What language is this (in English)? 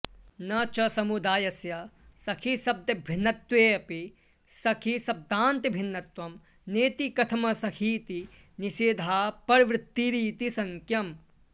Sanskrit